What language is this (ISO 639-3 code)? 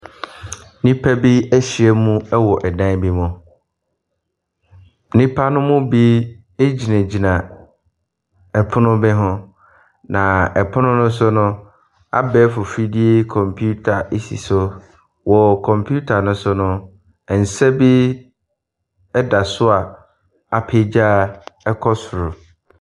aka